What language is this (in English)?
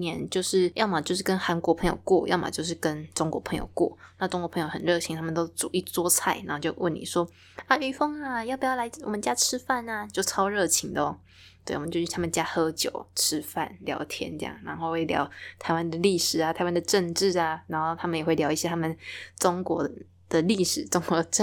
Chinese